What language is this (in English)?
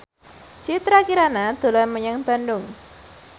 Javanese